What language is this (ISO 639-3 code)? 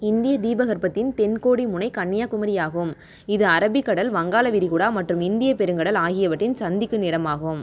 tam